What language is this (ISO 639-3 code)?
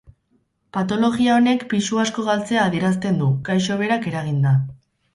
eus